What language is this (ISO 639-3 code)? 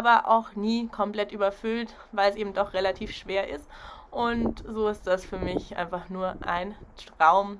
deu